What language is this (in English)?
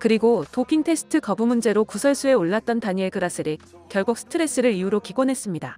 Korean